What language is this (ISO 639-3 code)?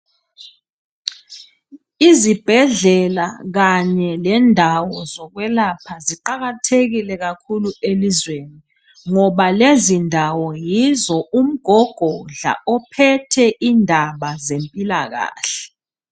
nde